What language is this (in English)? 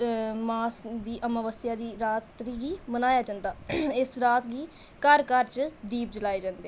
Dogri